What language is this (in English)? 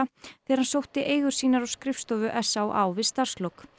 Icelandic